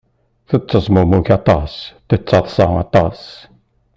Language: Kabyle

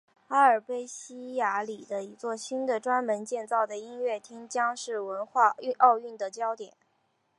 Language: Chinese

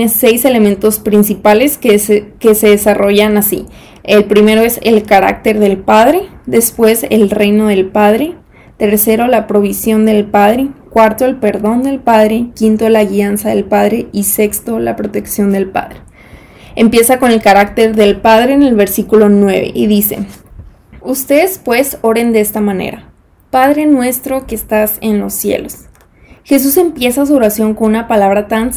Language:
Spanish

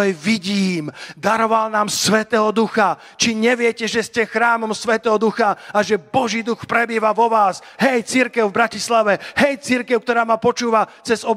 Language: Slovak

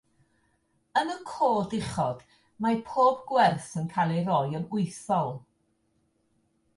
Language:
Welsh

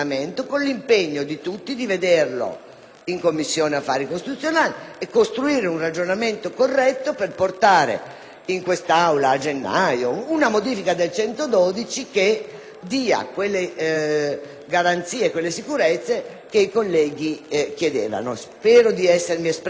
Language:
Italian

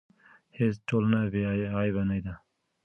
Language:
Pashto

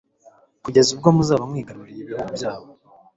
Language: Kinyarwanda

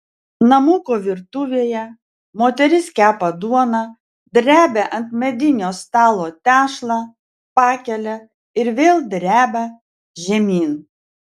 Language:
Lithuanian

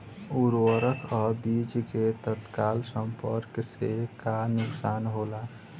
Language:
Bhojpuri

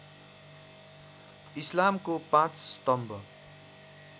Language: Nepali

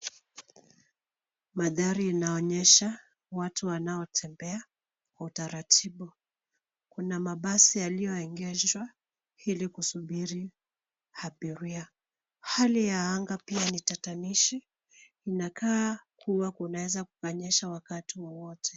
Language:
Swahili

